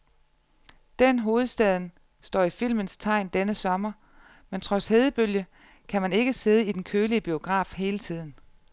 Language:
Danish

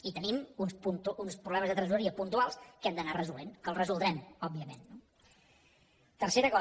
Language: Catalan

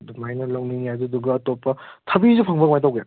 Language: Manipuri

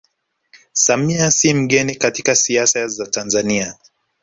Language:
Swahili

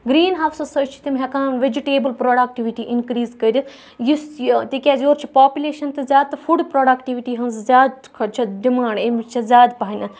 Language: Kashmiri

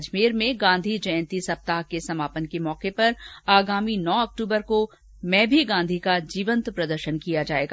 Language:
Hindi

